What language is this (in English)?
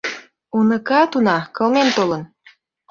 Mari